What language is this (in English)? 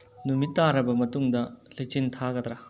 Manipuri